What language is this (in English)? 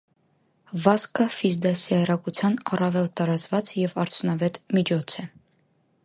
Armenian